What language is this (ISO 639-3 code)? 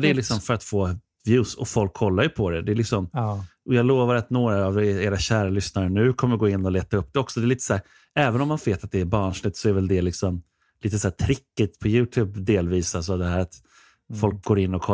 swe